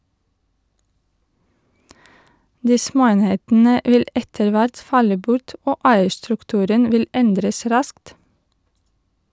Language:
Norwegian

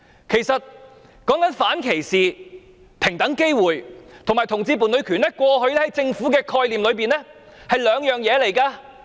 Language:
Cantonese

